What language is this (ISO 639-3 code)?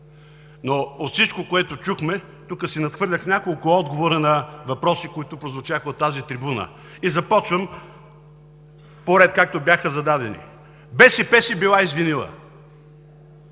bul